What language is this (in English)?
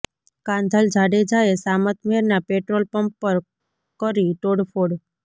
Gujarati